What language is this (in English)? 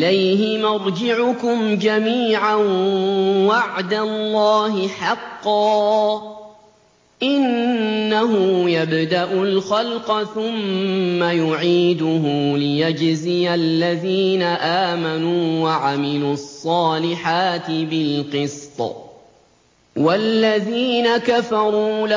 Arabic